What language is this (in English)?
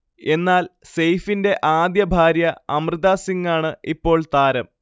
Malayalam